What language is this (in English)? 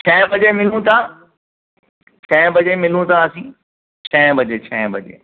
Sindhi